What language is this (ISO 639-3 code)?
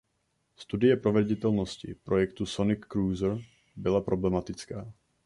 ces